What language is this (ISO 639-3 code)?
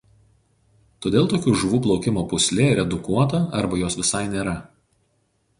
lit